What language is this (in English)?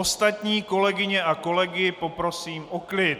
Czech